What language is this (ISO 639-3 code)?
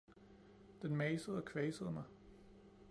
dan